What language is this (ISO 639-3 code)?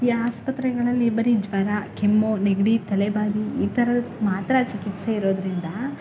kan